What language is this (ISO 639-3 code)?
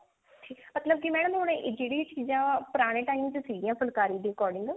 pan